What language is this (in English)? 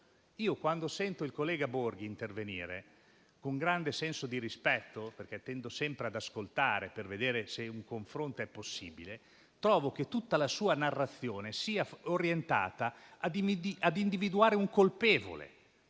Italian